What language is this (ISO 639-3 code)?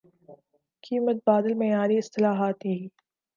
urd